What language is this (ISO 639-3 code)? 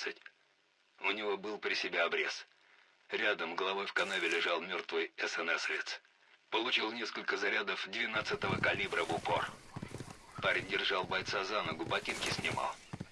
rus